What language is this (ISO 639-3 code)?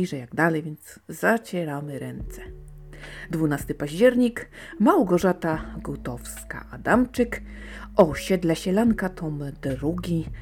pol